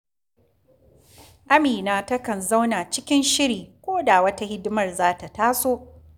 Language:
Hausa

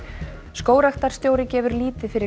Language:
Icelandic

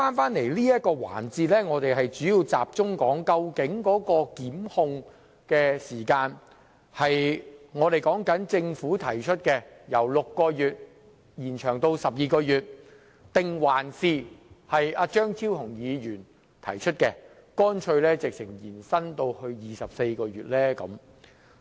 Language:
Cantonese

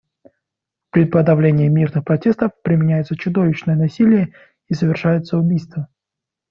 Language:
Russian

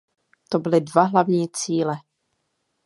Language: Czech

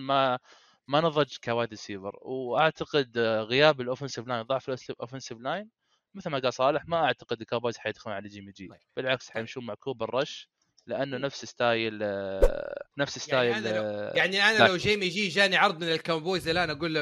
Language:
Arabic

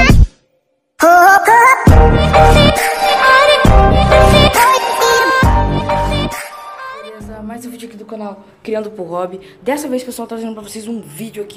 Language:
Portuguese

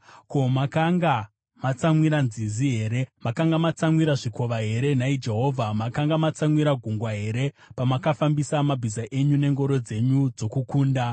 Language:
Shona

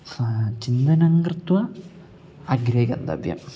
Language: Sanskrit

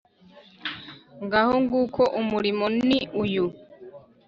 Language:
Kinyarwanda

